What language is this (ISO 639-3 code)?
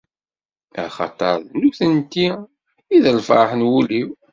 kab